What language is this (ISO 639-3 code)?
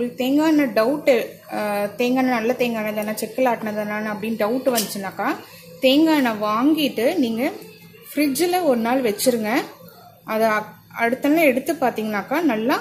hin